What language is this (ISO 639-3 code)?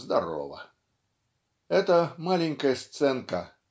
rus